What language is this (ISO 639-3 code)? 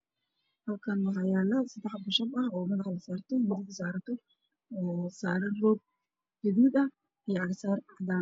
som